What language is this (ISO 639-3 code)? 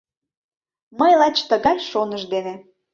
chm